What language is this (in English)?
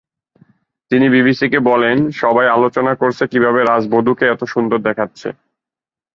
Bangla